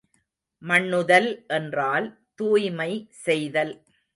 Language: Tamil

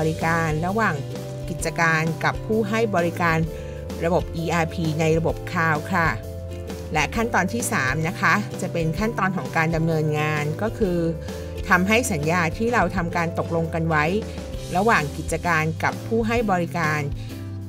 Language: Thai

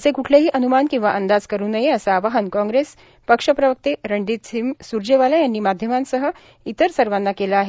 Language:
Marathi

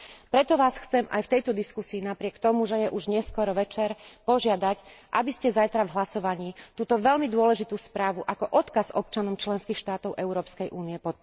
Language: Slovak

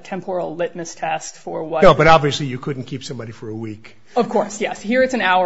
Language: English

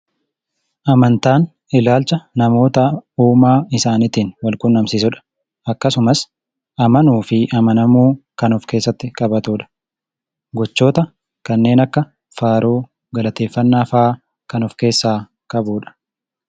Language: Oromo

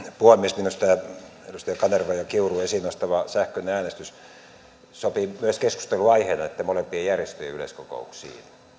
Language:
Finnish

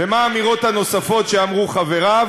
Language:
Hebrew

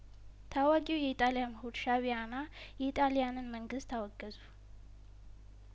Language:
Amharic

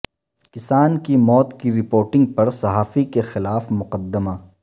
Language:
Urdu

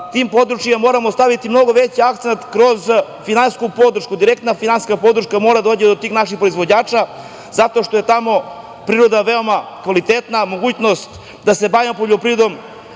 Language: Serbian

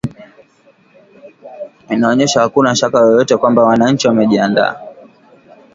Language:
Swahili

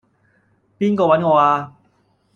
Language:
Cantonese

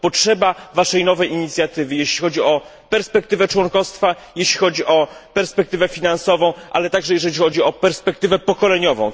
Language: Polish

